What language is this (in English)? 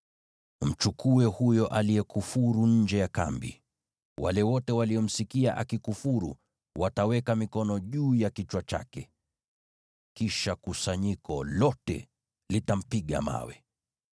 Swahili